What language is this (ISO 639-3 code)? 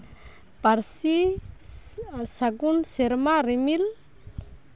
sat